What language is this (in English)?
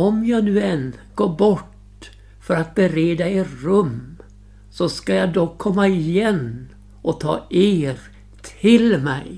Swedish